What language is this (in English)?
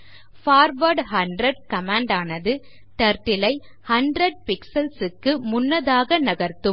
Tamil